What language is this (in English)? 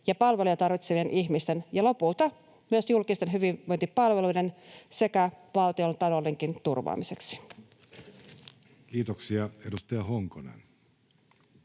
Finnish